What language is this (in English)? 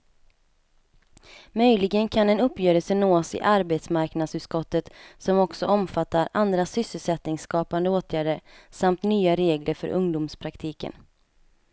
Swedish